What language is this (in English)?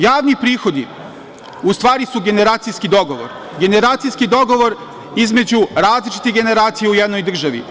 Serbian